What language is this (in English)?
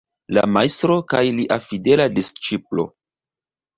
Esperanto